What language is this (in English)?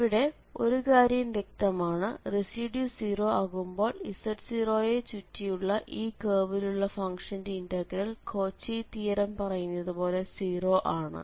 Malayalam